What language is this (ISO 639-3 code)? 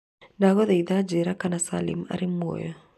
kik